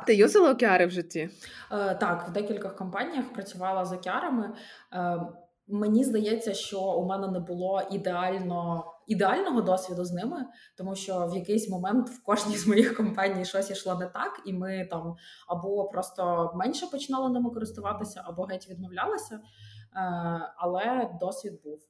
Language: Ukrainian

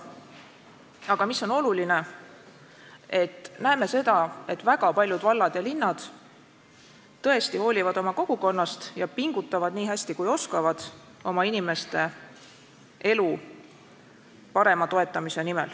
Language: Estonian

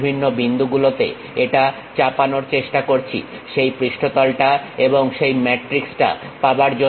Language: Bangla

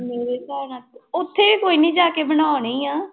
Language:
Punjabi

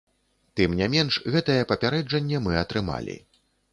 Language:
Belarusian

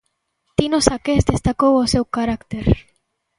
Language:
Galician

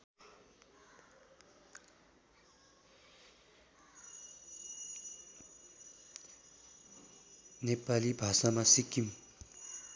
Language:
Nepali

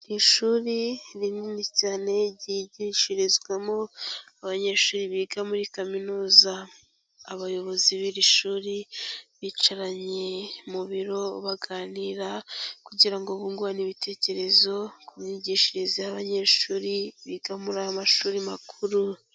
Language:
Kinyarwanda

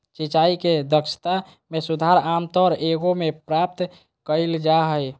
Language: Magahi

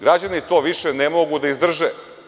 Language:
Serbian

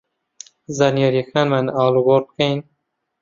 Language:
Central Kurdish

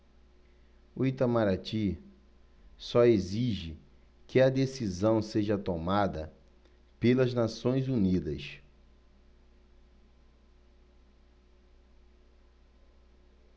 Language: Portuguese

